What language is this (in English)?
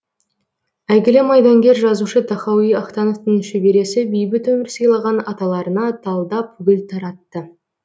Kazakh